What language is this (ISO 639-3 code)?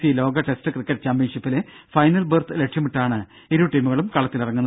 mal